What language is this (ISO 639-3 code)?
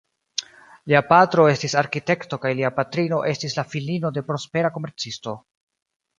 epo